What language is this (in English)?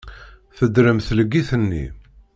Kabyle